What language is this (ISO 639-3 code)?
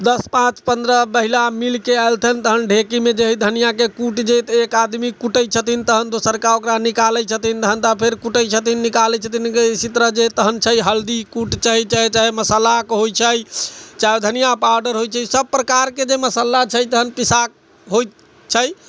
mai